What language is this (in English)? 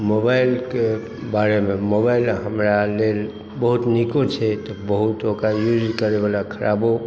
Maithili